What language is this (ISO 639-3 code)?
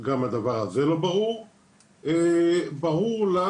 heb